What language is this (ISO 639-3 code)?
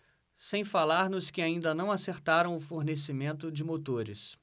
por